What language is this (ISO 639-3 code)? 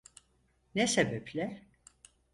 tur